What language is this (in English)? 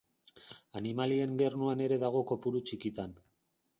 Basque